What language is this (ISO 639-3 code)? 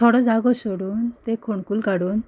kok